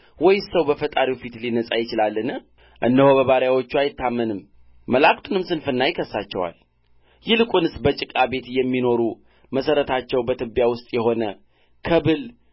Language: Amharic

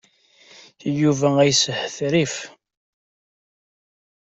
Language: Kabyle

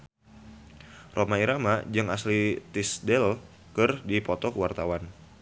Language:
Sundanese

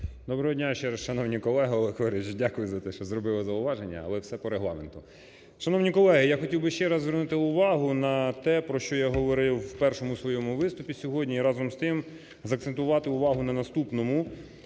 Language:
Ukrainian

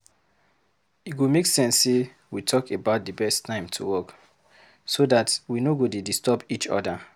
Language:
Nigerian Pidgin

